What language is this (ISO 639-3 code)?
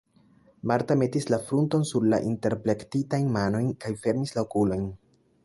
epo